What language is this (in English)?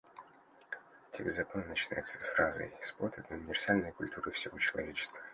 Russian